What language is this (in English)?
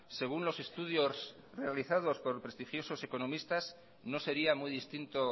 Spanish